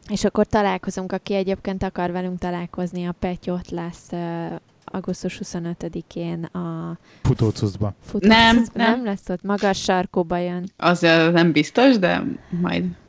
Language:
Hungarian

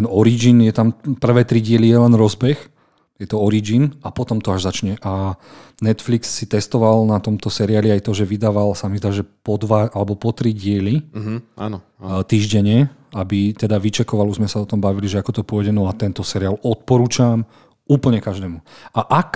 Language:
Slovak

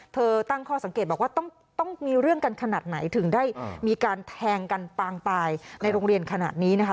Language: Thai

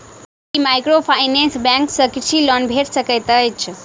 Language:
Maithili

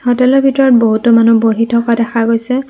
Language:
Assamese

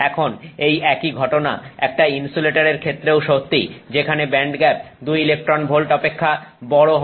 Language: Bangla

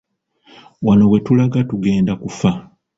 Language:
Ganda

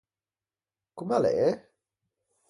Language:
Ligurian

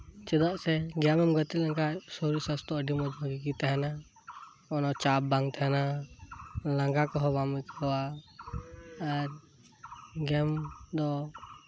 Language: Santali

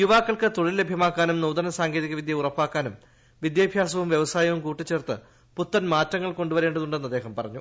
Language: Malayalam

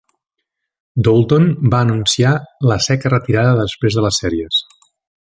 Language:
Catalan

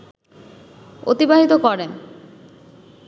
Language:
Bangla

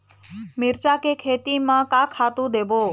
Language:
Chhattisgarhi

